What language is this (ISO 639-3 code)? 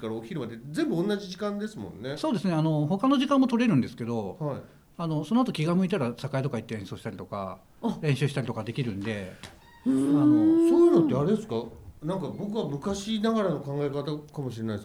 jpn